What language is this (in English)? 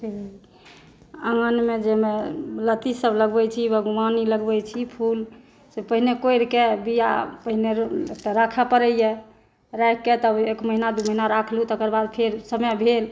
Maithili